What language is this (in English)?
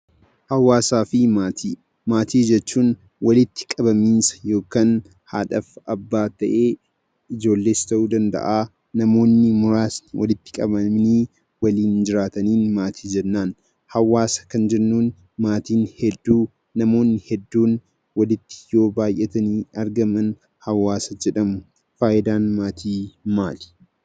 Oromo